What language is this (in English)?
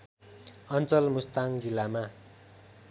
Nepali